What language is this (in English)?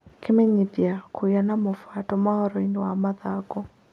Kikuyu